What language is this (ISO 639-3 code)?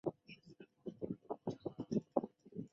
zho